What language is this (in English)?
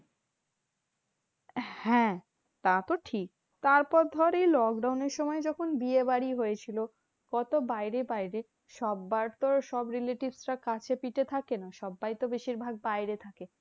Bangla